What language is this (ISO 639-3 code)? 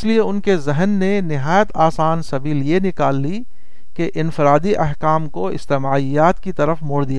urd